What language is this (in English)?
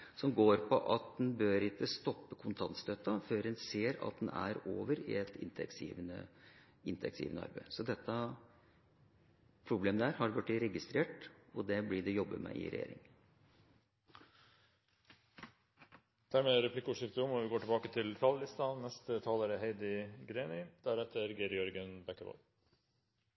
Norwegian